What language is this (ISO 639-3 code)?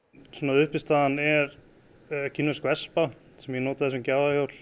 isl